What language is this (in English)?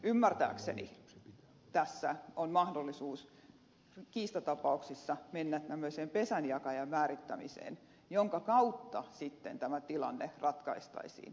Finnish